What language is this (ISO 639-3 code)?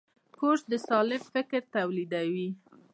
pus